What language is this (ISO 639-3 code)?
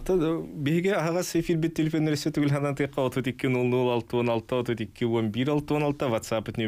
tur